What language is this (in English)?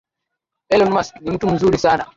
Swahili